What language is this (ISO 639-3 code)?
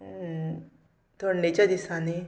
kok